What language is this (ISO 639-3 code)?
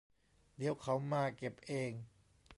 tha